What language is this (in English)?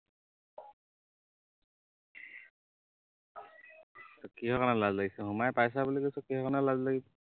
Assamese